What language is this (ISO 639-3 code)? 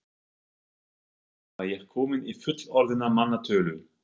isl